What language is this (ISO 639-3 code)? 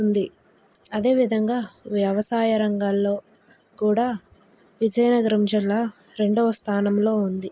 tel